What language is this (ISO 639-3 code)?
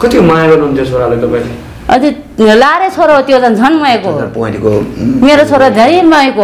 ind